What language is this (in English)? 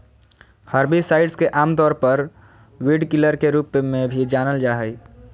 Magahi